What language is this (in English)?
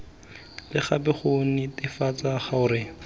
Tswana